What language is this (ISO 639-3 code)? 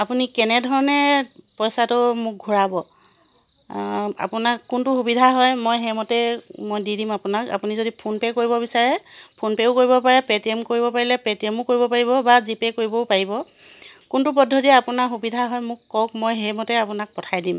asm